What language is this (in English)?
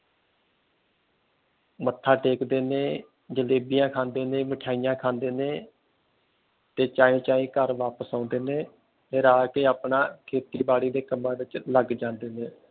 Punjabi